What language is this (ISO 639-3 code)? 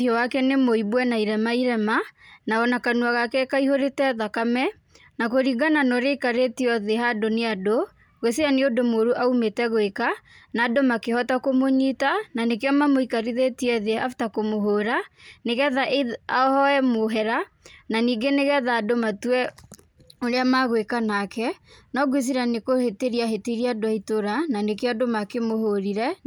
kik